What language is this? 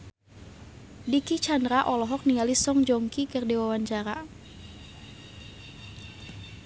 Sundanese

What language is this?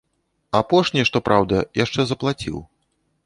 Belarusian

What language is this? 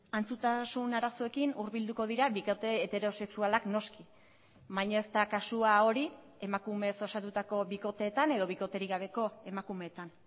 Basque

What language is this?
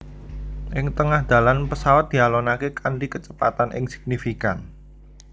Javanese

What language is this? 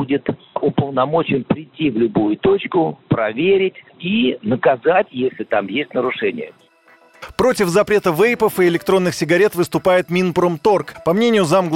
Russian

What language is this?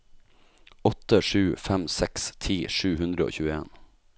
Norwegian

